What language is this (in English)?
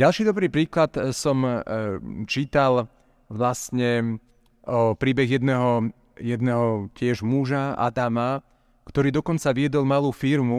Slovak